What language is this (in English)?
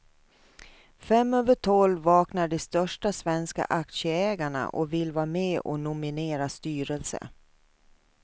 Swedish